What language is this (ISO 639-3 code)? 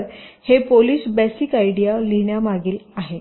mar